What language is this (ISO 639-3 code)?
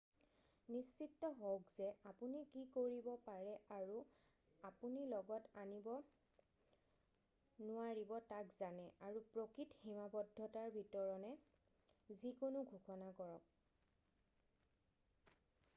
asm